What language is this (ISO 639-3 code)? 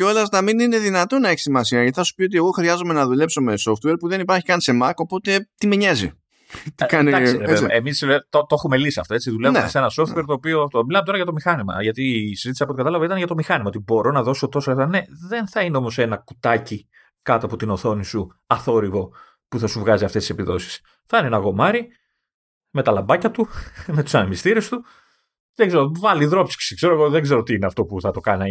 ell